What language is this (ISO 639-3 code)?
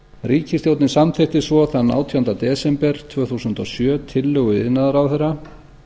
isl